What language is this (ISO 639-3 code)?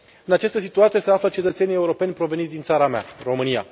ron